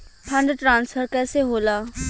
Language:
Bhojpuri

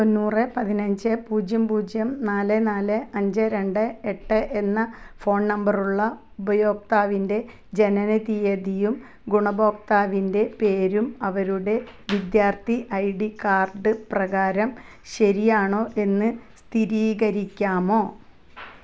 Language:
Malayalam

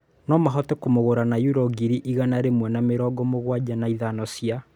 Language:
Kikuyu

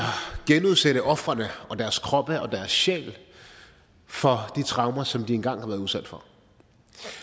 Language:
Danish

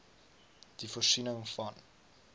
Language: Afrikaans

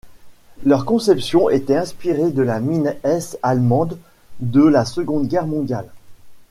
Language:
French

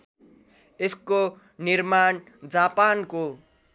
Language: Nepali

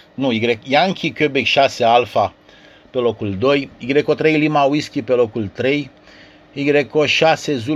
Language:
Romanian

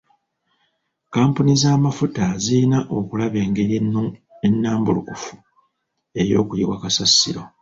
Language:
Ganda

